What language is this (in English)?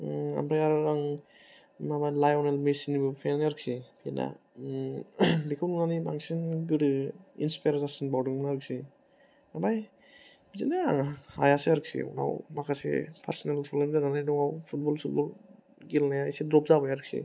Bodo